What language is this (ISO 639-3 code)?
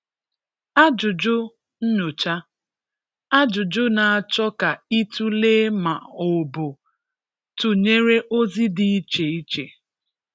ibo